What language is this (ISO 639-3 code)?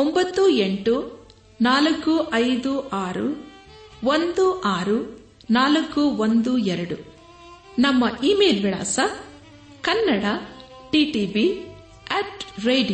kan